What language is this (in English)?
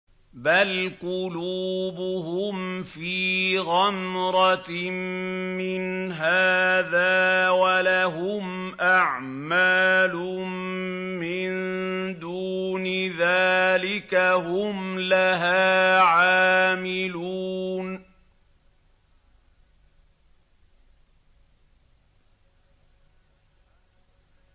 Arabic